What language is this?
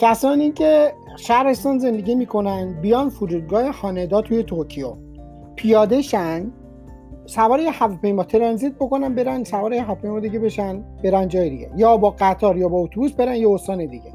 Persian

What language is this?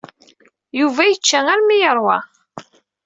Kabyle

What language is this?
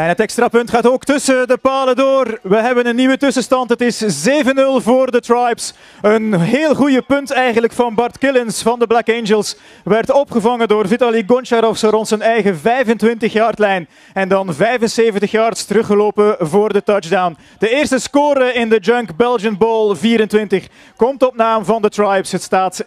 Dutch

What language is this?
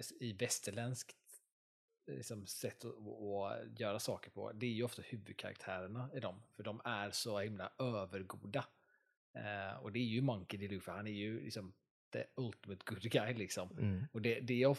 Swedish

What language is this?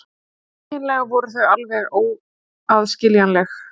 Icelandic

